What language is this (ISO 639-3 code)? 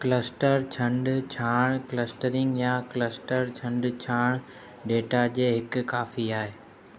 snd